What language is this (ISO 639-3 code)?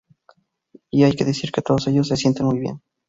spa